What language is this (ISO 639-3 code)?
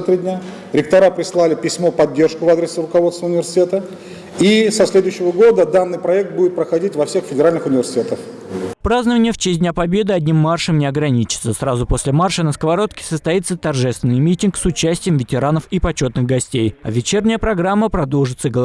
rus